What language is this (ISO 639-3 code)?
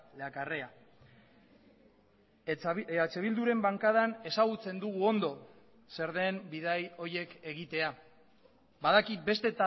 eus